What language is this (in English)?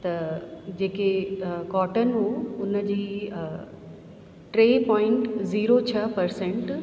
Sindhi